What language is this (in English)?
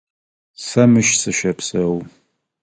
Adyghe